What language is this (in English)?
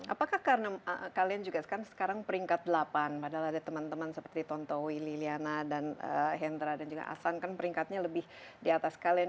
Indonesian